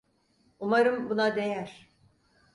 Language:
Turkish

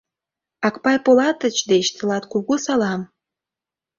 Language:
Mari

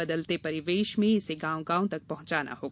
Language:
Hindi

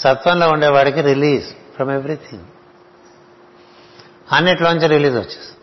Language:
Telugu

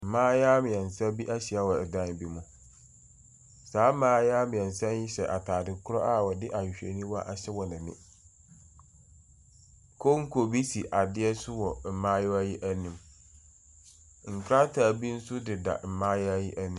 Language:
Akan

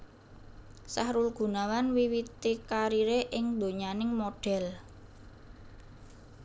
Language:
Javanese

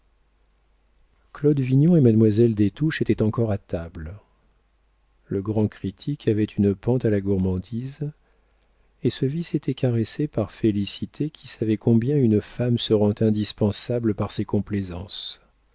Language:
French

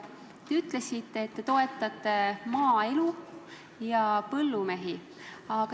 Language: Estonian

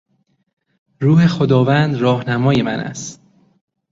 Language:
Persian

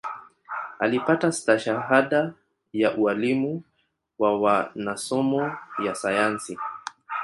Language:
Swahili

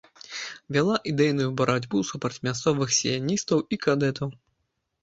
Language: Belarusian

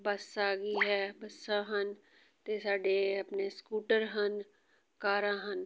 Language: Punjabi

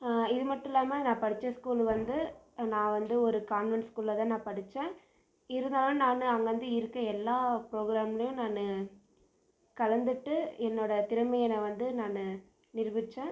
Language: Tamil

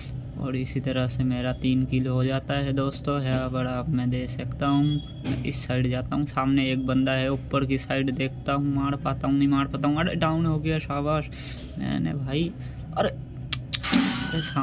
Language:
Hindi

